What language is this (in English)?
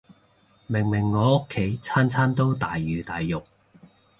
Cantonese